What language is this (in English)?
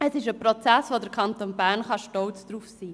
Swiss German